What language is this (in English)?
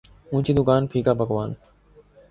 Urdu